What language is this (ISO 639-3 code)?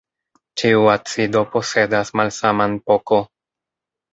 epo